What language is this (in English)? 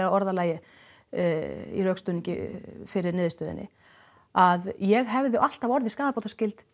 Icelandic